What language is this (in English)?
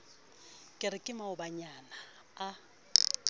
Southern Sotho